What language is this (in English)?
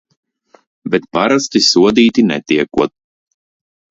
Latvian